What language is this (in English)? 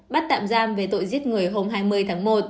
Vietnamese